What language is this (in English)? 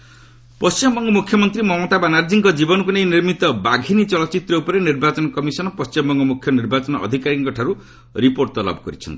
Odia